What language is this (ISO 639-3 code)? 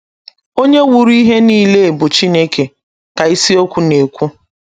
ibo